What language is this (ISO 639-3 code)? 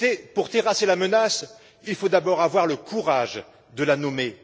fra